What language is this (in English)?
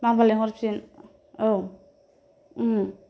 Bodo